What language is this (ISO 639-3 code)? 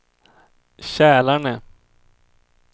swe